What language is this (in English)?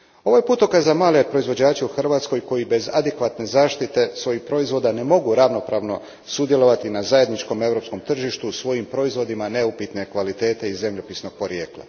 Croatian